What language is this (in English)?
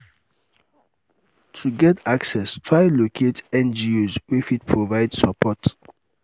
Nigerian Pidgin